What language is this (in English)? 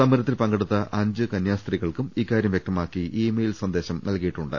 Malayalam